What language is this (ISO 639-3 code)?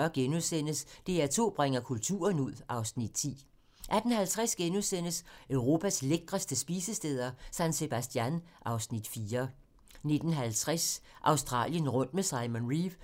dan